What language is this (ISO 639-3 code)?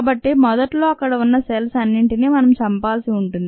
tel